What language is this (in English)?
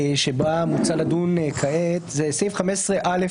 Hebrew